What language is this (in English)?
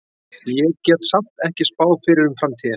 Icelandic